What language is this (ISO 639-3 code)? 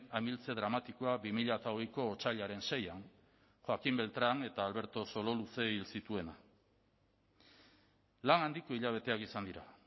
eus